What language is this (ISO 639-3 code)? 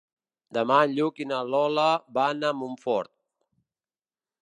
cat